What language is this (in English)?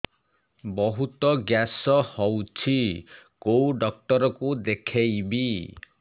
Odia